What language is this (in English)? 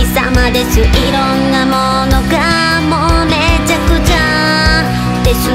Japanese